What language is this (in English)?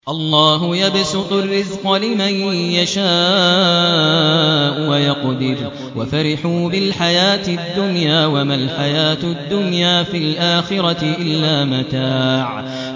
Arabic